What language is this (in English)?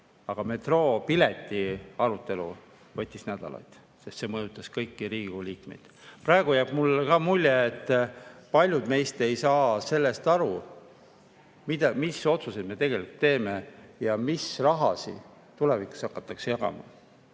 Estonian